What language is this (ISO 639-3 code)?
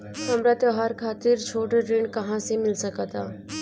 bho